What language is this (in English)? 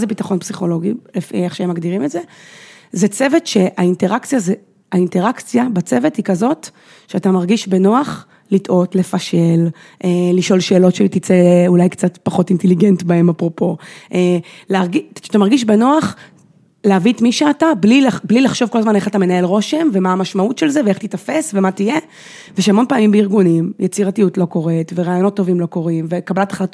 Hebrew